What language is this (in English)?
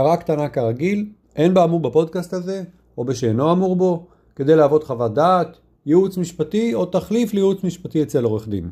Hebrew